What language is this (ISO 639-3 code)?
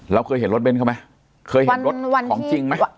tha